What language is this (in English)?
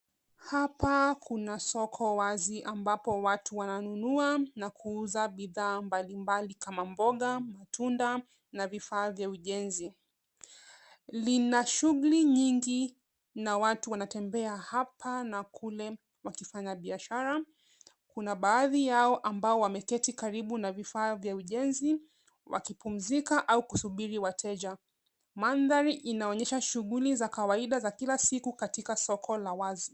Swahili